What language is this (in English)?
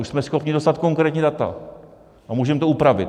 Czech